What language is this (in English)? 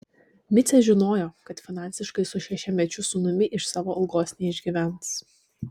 Lithuanian